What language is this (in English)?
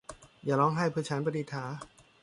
Thai